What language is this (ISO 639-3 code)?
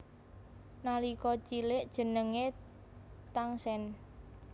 jav